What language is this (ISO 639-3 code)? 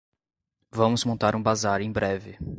por